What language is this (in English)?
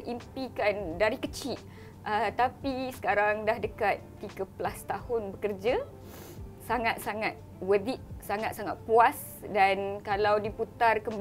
Malay